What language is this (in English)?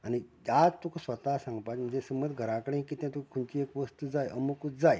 Konkani